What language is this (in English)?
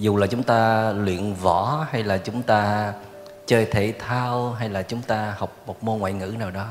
Vietnamese